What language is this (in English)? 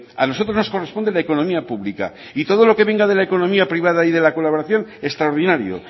Spanish